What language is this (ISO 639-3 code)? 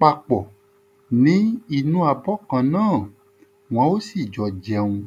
yor